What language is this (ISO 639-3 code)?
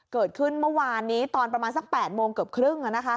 tha